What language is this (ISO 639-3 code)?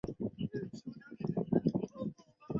zho